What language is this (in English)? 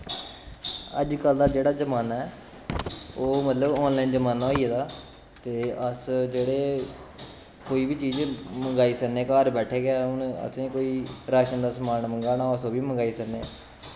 Dogri